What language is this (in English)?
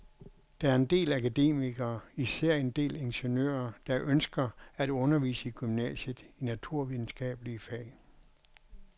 Danish